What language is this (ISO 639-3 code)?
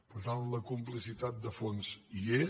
cat